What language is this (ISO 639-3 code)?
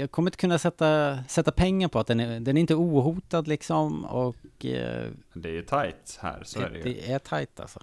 swe